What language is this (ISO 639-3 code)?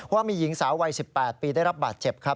tha